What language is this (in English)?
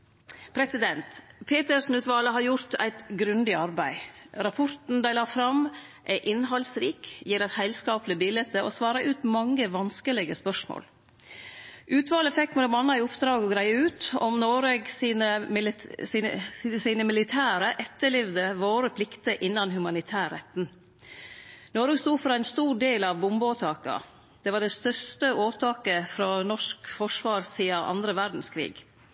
Norwegian Nynorsk